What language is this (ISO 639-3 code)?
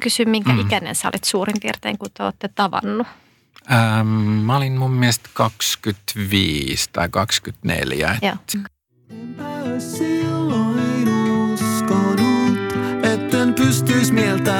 fin